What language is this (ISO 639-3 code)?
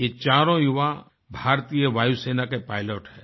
hin